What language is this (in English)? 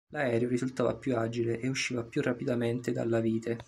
Italian